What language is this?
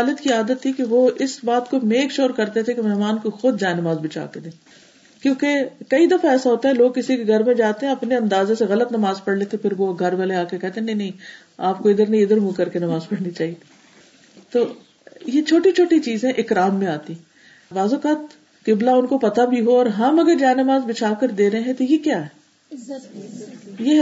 Urdu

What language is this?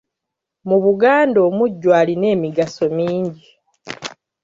Ganda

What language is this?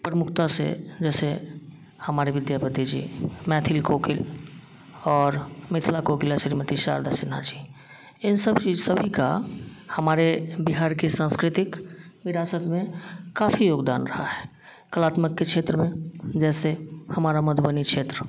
Hindi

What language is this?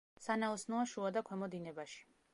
Georgian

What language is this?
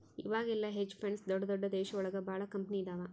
Kannada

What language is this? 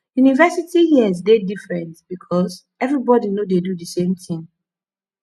Nigerian Pidgin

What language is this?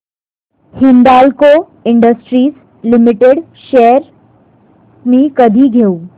Marathi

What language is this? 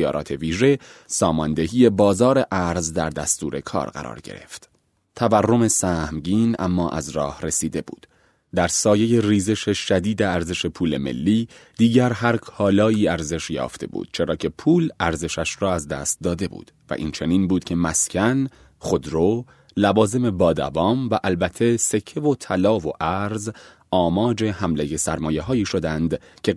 Persian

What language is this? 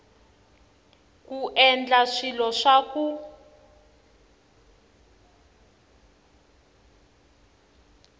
Tsonga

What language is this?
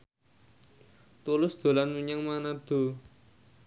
Javanese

